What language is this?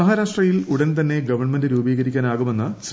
Malayalam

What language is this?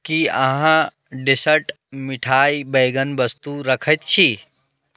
Maithili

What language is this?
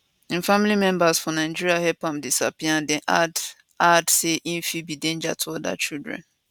Nigerian Pidgin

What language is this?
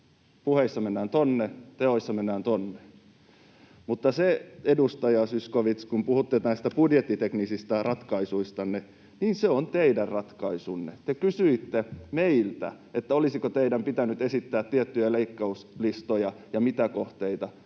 Finnish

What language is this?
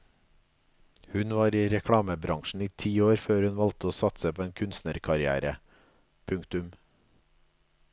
Norwegian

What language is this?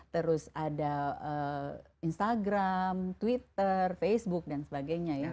Indonesian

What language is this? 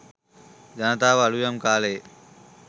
Sinhala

